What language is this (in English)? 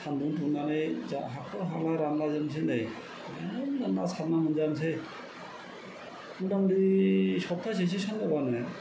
Bodo